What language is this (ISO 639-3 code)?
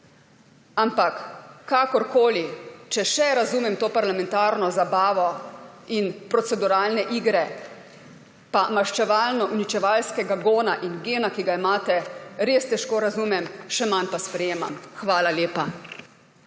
slv